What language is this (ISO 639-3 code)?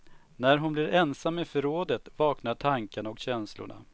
swe